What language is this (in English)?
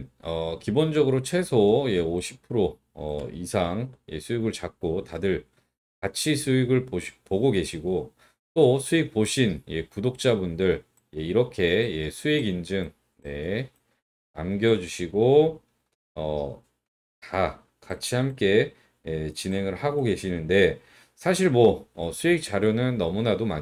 Korean